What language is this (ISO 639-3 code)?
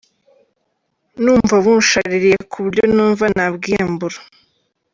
kin